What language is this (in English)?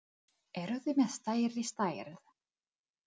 Icelandic